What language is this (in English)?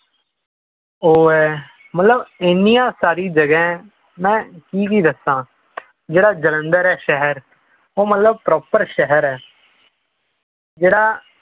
Punjabi